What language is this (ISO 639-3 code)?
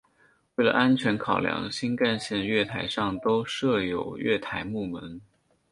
zho